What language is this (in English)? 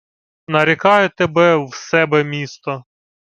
Ukrainian